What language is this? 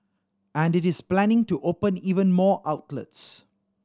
English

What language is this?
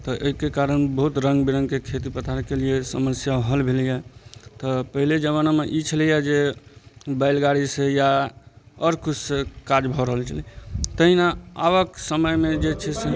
Maithili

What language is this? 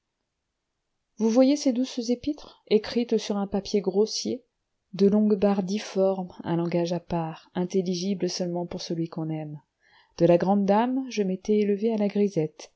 French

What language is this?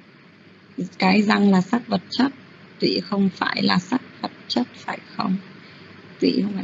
Vietnamese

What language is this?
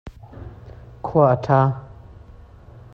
Hakha Chin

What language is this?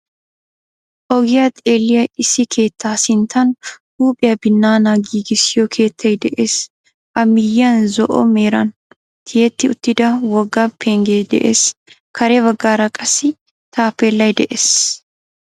Wolaytta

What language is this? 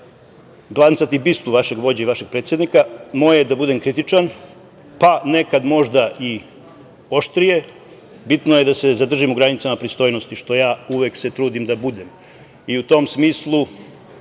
Serbian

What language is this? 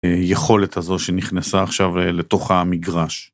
Hebrew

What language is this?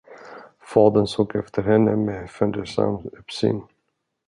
Swedish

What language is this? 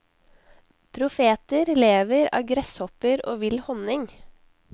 Norwegian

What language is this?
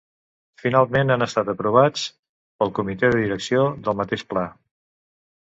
Catalan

